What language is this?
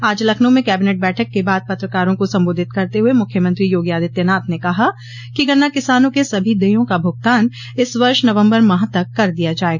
Hindi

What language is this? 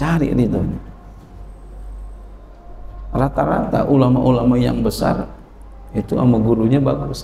Indonesian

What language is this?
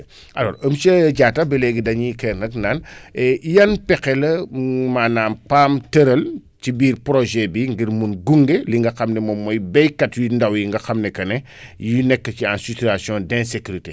Wolof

